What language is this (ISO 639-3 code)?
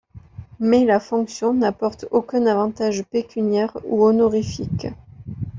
fra